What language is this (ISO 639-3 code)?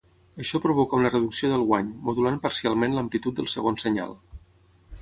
cat